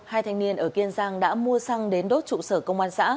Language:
Vietnamese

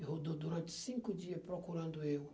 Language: Portuguese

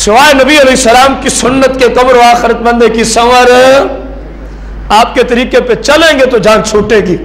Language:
Hindi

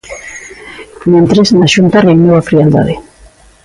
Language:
Galician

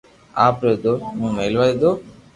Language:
Loarki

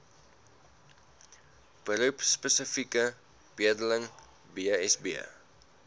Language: Afrikaans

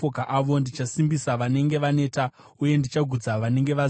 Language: Shona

